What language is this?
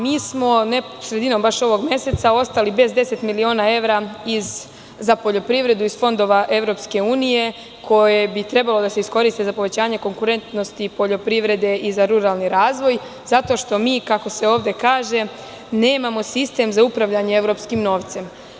Serbian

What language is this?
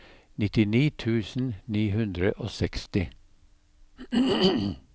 Norwegian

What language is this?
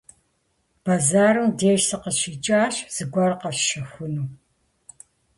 Kabardian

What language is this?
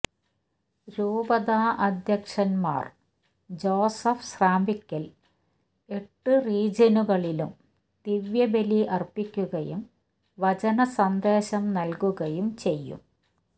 Malayalam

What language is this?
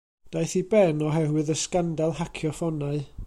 Welsh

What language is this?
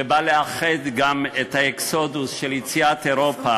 Hebrew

